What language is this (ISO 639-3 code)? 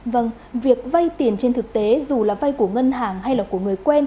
vie